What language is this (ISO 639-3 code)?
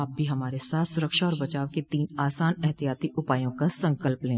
hin